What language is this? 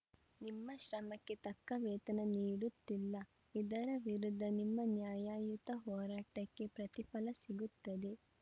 Kannada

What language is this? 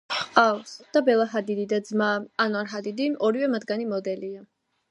Georgian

